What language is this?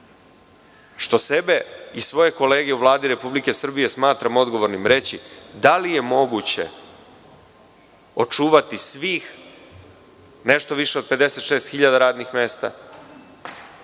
Serbian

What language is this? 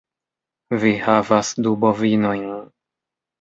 Esperanto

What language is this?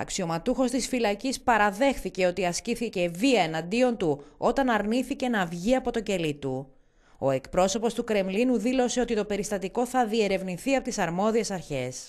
Greek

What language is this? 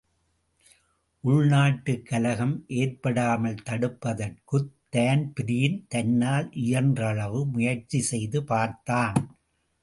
Tamil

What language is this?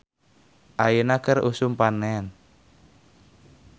Sundanese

